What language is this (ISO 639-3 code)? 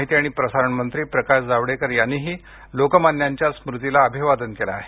mar